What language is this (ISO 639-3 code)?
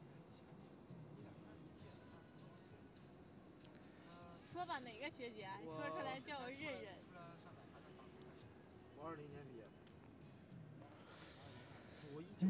zho